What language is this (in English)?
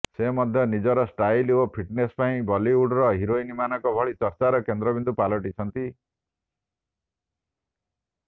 Odia